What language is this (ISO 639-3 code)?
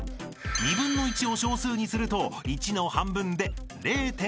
jpn